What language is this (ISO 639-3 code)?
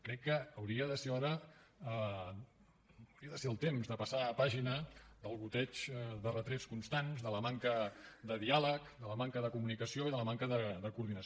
cat